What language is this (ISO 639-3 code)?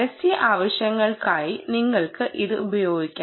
mal